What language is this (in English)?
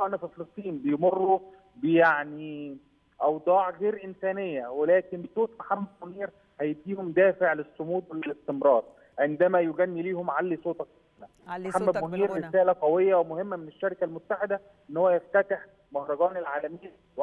Arabic